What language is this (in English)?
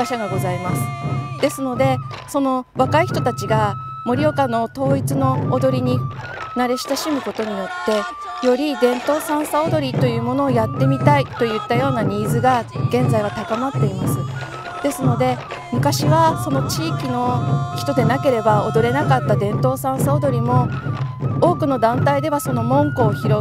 Japanese